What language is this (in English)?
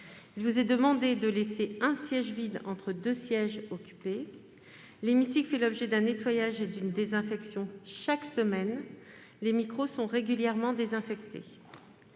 French